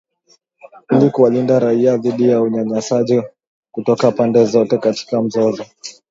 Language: Swahili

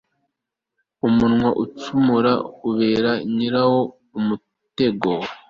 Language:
Kinyarwanda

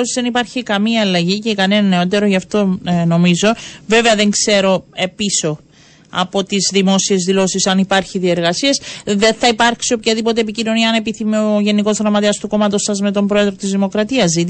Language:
Greek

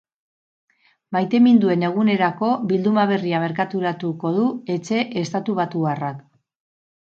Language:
Basque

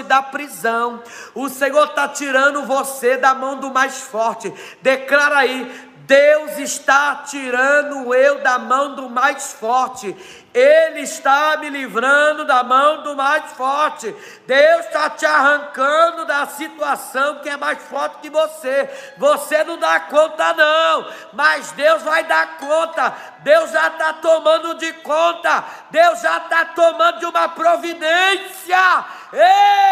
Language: Portuguese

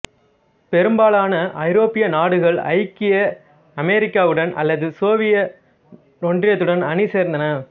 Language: Tamil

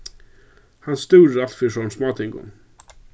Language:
Faroese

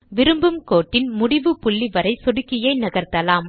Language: Tamil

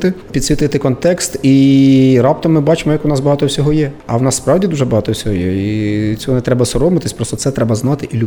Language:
Ukrainian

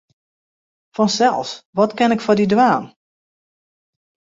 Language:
Western Frisian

